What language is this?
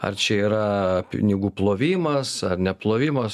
Lithuanian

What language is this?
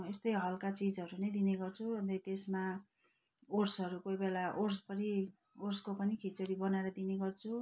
Nepali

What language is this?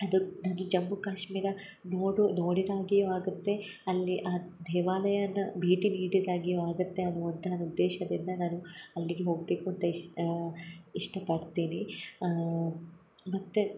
Kannada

